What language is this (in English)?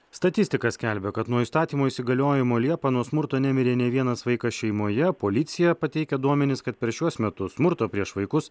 Lithuanian